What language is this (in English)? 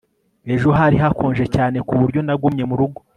Kinyarwanda